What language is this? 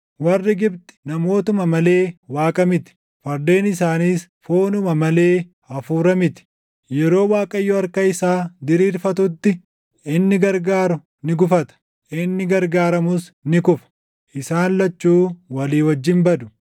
Oromo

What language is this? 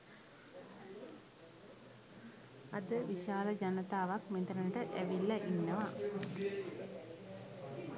Sinhala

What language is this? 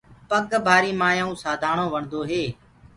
Gurgula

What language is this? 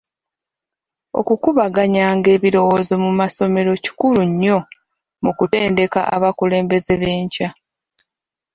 Ganda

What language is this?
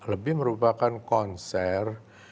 Indonesian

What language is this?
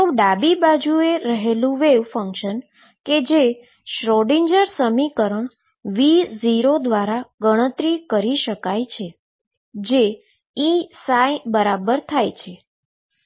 Gujarati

